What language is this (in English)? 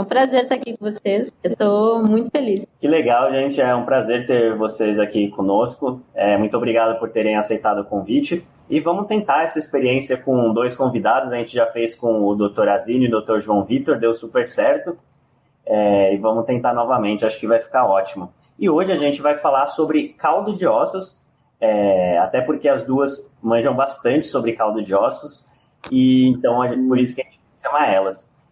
Portuguese